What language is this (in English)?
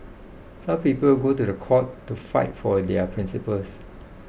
English